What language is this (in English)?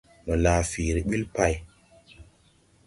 Tupuri